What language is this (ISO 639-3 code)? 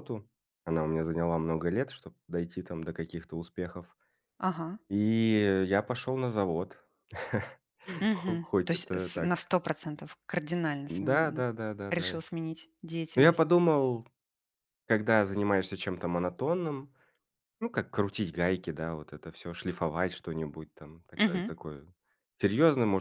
rus